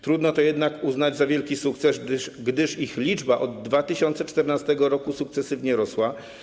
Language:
Polish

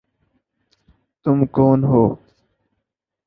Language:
Urdu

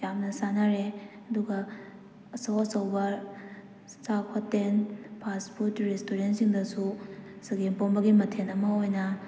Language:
Manipuri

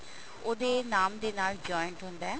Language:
Punjabi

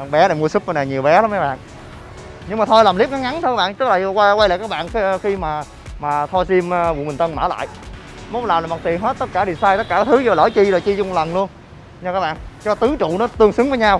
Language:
Vietnamese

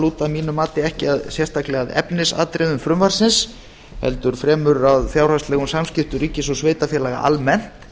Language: Icelandic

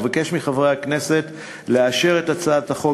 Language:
Hebrew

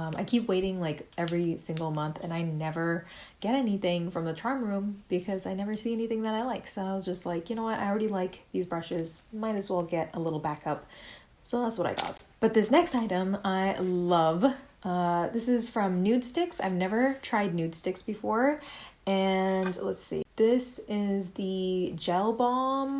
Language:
English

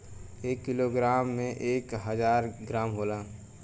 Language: Bhojpuri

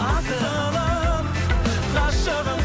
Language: Kazakh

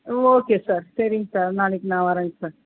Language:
Tamil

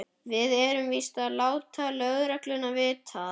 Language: Icelandic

